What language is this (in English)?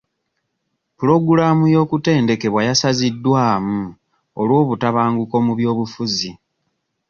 Ganda